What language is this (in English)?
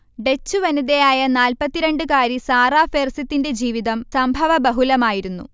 Malayalam